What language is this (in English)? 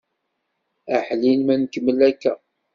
Kabyle